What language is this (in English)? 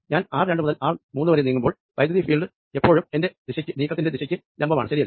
Malayalam